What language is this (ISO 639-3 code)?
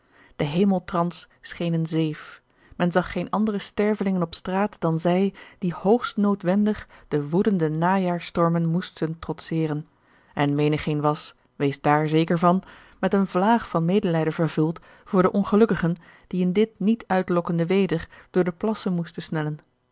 nld